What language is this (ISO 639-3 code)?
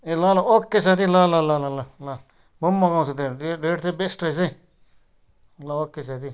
nep